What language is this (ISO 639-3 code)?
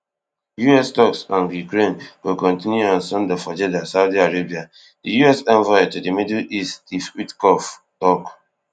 pcm